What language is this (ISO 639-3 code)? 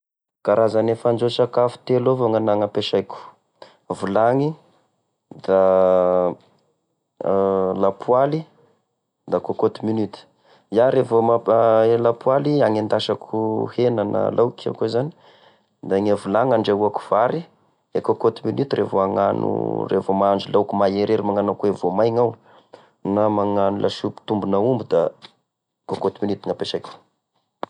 tkg